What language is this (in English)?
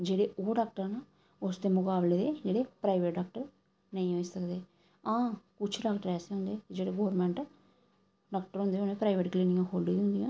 Dogri